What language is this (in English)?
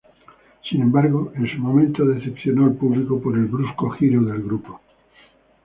Spanish